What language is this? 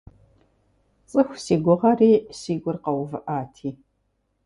Kabardian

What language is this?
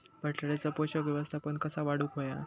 Marathi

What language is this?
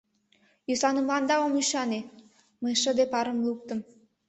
Mari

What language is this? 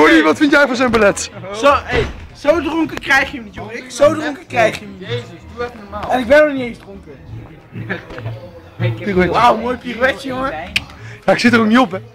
Dutch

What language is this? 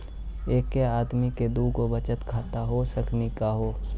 Maithili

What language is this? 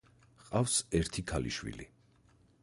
Georgian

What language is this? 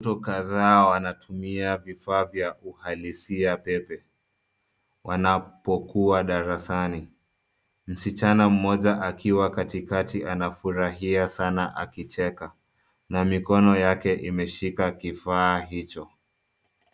Swahili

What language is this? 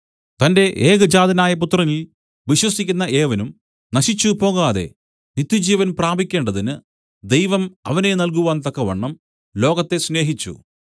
Malayalam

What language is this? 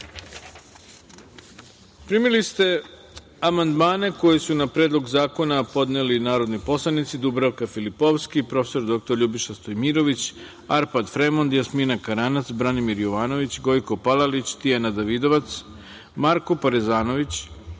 Serbian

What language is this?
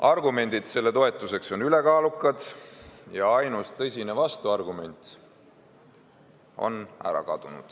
Estonian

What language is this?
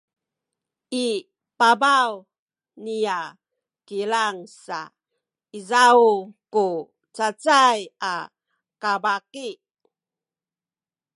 Sakizaya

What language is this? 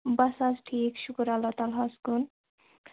Kashmiri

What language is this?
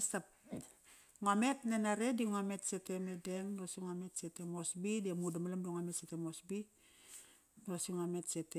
Kairak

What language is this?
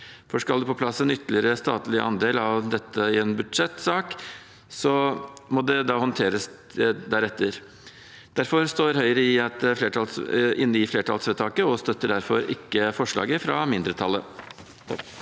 Norwegian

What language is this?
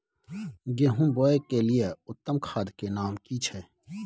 Maithili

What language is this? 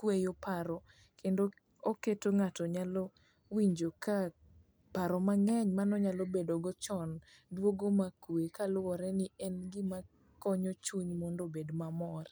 Luo (Kenya and Tanzania)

